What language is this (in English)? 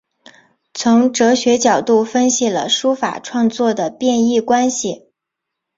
Chinese